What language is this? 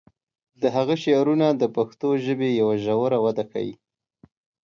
Pashto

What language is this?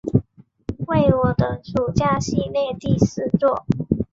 Chinese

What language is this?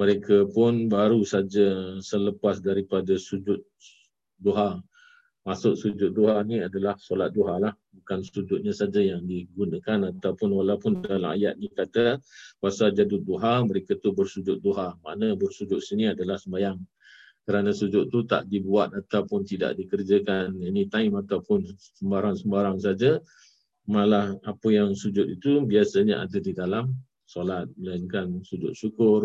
Malay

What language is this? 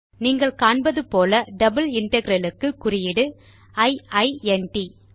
Tamil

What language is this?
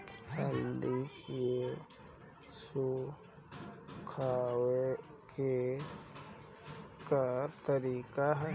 Bhojpuri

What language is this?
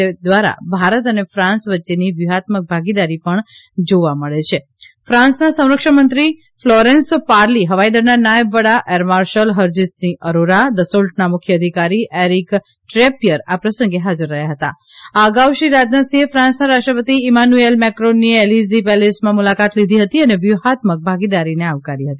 Gujarati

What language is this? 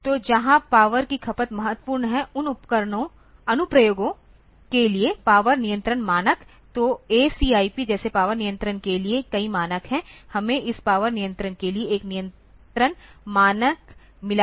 Hindi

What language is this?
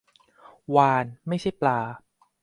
Thai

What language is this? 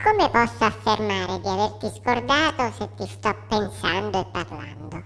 Italian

